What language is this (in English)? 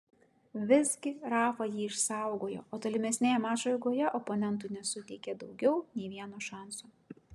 Lithuanian